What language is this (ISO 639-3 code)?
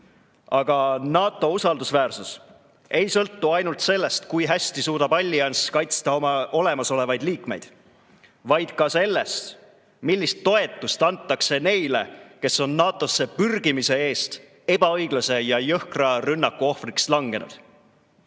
est